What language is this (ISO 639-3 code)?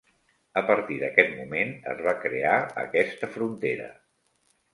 cat